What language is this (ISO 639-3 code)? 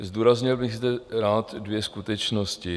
ces